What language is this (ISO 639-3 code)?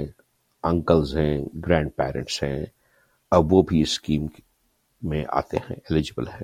urd